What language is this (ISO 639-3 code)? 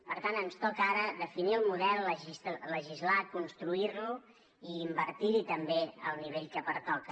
cat